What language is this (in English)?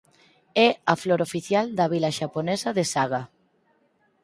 Galician